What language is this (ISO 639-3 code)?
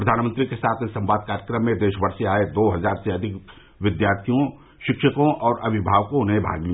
hin